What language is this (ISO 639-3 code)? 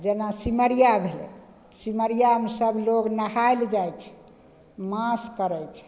mai